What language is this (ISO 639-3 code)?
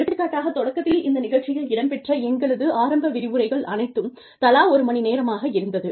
tam